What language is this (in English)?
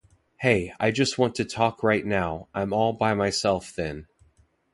English